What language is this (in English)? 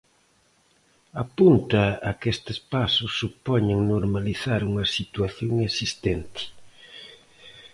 Galician